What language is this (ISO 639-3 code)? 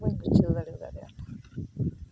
sat